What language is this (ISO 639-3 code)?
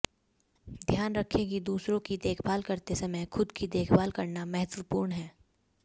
hin